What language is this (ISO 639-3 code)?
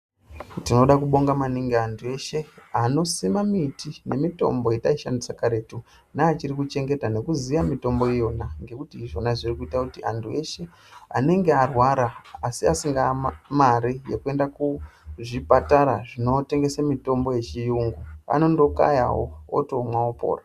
ndc